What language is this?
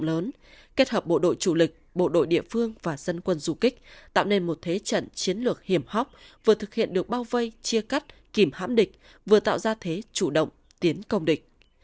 Vietnamese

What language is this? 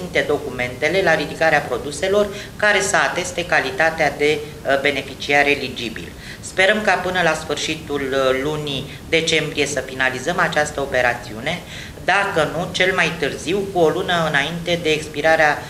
Romanian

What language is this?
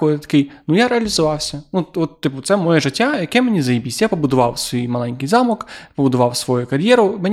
Ukrainian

